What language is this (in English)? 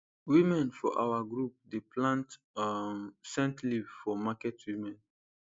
Nigerian Pidgin